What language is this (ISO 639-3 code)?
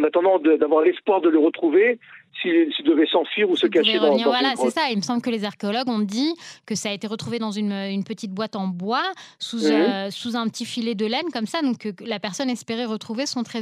fra